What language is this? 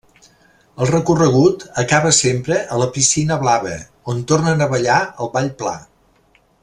Catalan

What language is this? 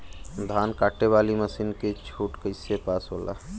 Bhojpuri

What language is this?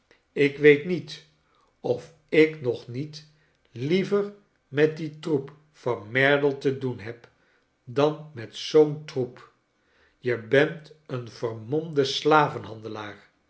Dutch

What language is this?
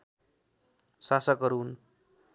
Nepali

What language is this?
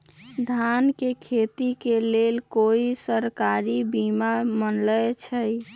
Magahi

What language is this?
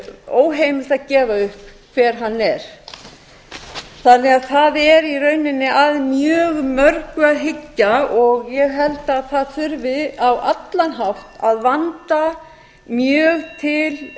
Icelandic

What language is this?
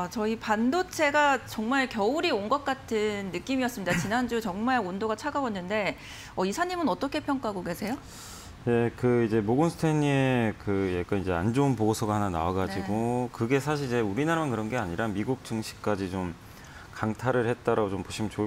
Korean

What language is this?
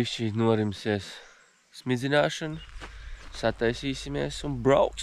Latvian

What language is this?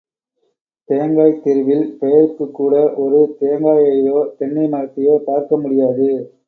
Tamil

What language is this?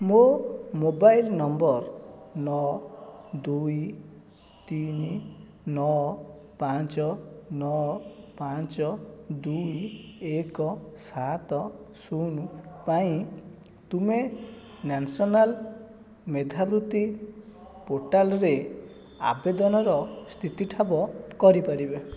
Odia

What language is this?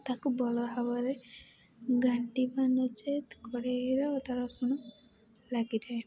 Odia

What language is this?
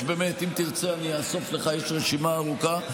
Hebrew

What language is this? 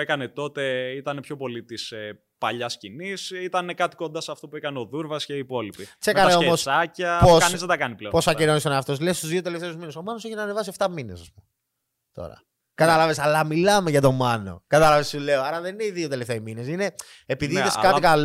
Greek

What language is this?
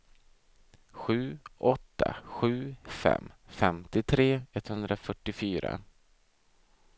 Swedish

